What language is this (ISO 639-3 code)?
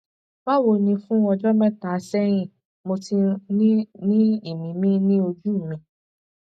yor